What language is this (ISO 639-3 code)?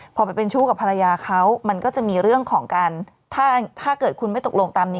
tha